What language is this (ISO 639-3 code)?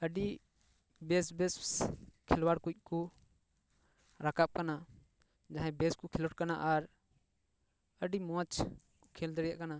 sat